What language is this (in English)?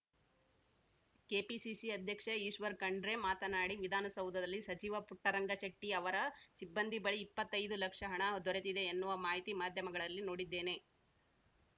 Kannada